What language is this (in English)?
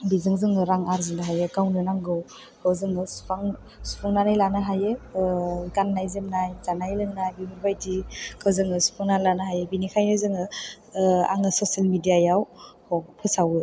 Bodo